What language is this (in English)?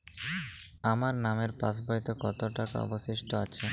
Bangla